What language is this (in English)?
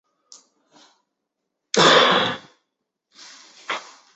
Chinese